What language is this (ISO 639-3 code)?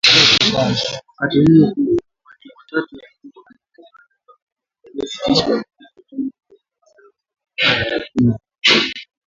swa